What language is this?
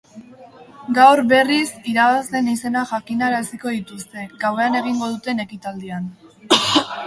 Basque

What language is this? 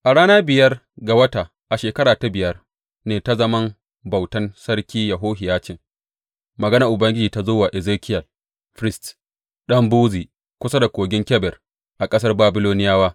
Hausa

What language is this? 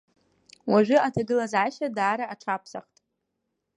Abkhazian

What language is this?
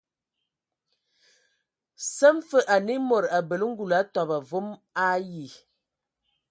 Ewondo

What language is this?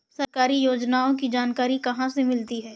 Hindi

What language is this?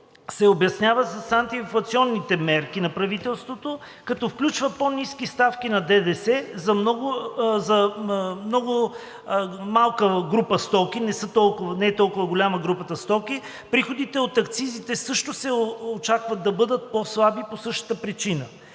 Bulgarian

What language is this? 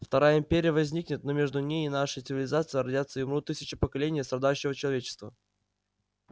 Russian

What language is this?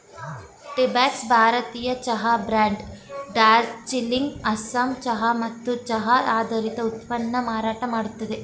Kannada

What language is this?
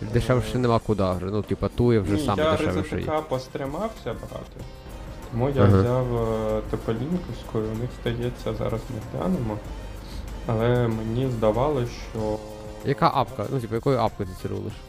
Ukrainian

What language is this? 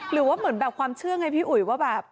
Thai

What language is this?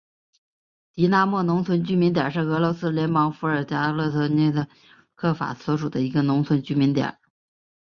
Chinese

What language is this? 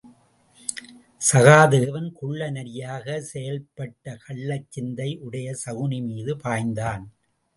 Tamil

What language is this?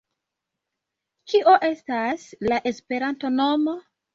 Esperanto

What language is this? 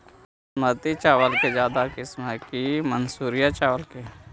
Magahi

